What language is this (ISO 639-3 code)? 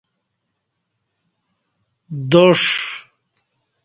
bsh